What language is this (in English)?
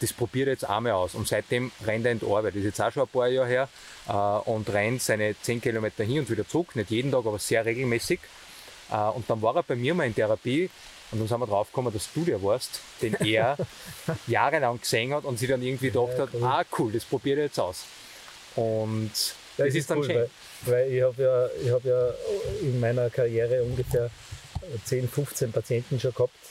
German